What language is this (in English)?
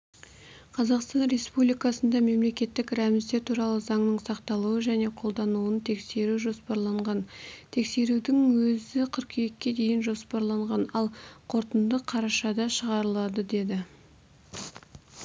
Kazakh